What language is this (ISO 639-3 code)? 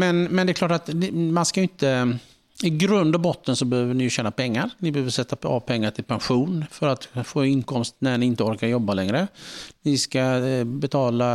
swe